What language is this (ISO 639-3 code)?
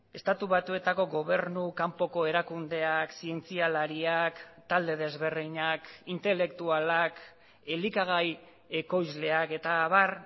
eus